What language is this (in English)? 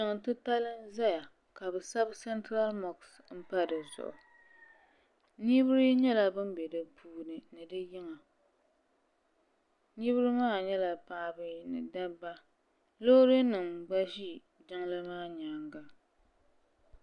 Dagbani